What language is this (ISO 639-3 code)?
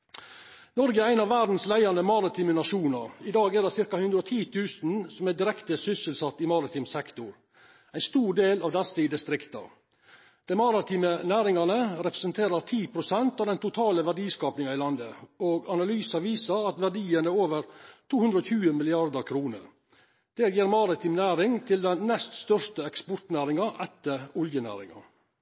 nno